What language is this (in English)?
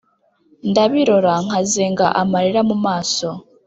Kinyarwanda